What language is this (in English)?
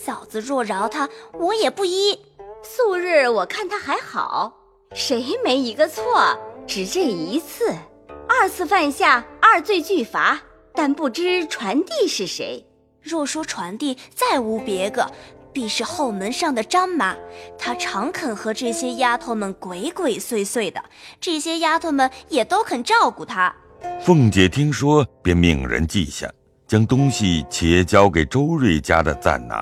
Chinese